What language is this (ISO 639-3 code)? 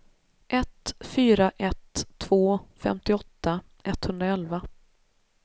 swe